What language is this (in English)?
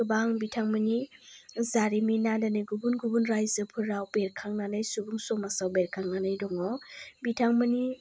Bodo